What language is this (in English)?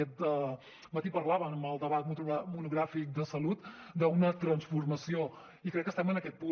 Catalan